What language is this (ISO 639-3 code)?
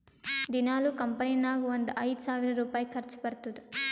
kan